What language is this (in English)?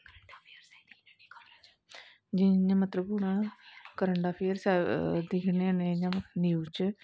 Dogri